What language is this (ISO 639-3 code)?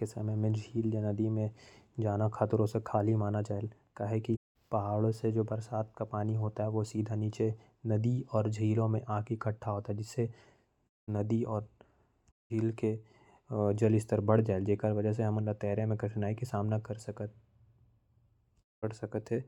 kfp